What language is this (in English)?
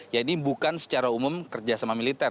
Indonesian